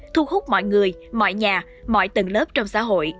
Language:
Vietnamese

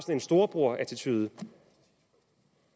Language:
Danish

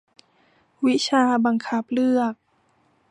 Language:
Thai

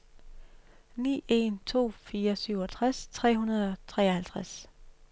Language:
Danish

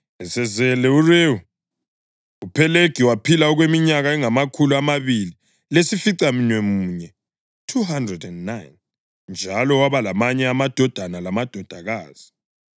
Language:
North Ndebele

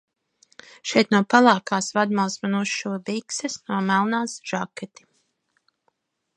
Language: Latvian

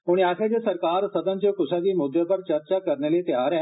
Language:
Dogri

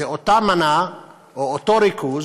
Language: Hebrew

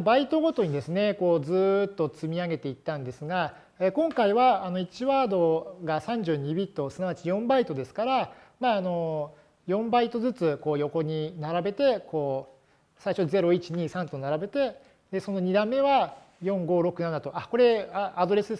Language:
Japanese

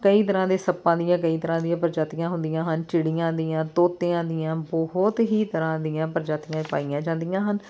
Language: Punjabi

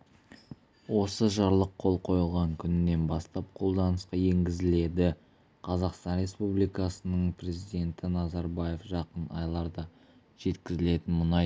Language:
Kazakh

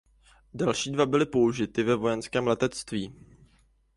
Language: Czech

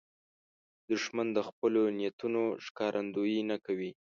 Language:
Pashto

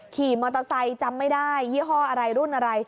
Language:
Thai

